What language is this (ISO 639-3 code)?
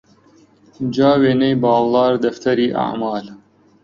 ckb